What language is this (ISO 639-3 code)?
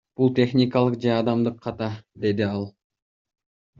kir